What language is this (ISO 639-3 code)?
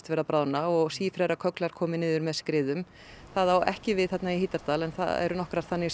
isl